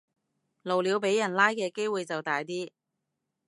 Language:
Cantonese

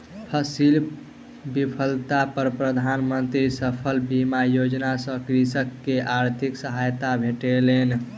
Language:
Maithili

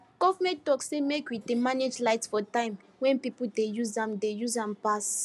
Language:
Nigerian Pidgin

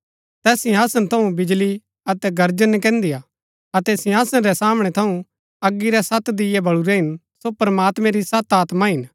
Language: Gaddi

